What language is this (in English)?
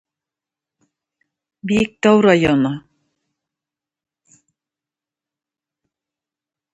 Tatar